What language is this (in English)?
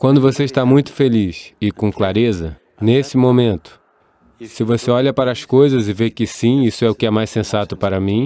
Portuguese